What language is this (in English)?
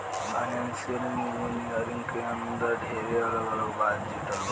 Bhojpuri